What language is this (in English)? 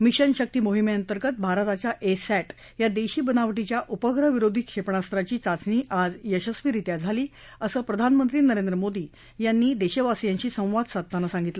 Marathi